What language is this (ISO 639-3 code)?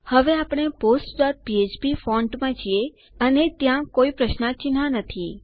guj